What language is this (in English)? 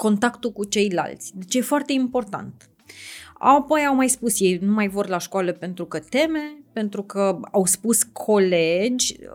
Romanian